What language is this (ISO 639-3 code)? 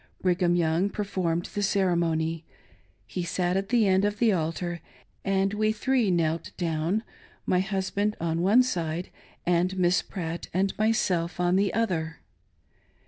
eng